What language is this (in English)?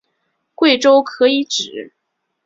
Chinese